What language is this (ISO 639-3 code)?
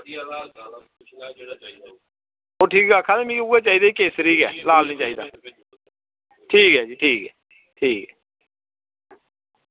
doi